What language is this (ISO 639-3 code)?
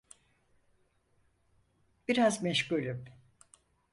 tur